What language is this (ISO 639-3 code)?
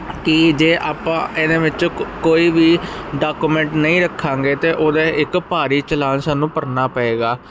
pan